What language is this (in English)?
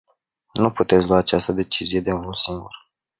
Romanian